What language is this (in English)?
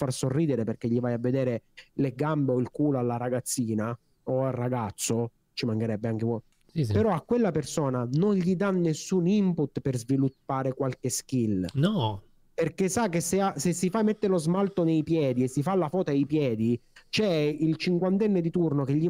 Italian